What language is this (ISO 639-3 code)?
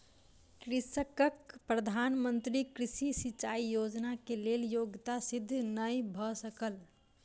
mai